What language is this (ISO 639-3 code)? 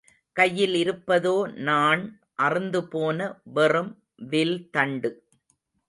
tam